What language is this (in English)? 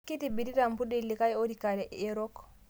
Masai